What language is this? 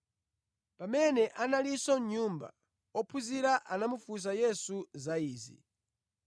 Nyanja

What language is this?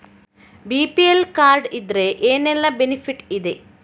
Kannada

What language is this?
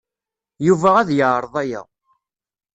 Kabyle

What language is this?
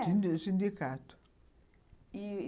Portuguese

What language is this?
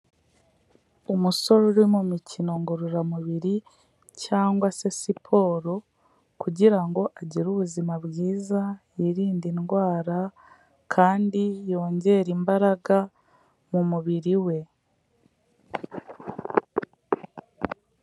Kinyarwanda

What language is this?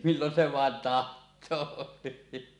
Finnish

